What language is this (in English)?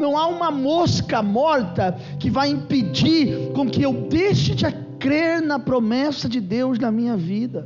Portuguese